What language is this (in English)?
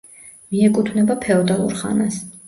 Georgian